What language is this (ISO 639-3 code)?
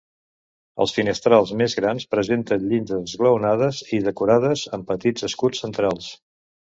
cat